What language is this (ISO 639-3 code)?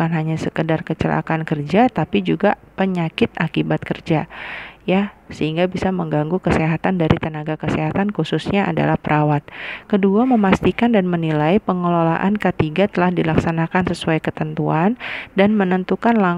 ind